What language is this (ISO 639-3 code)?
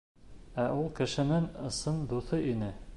bak